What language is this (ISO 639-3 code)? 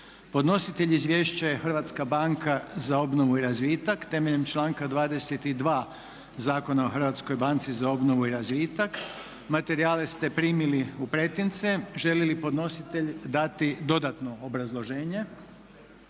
hrv